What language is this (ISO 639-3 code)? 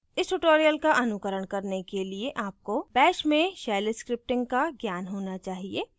hin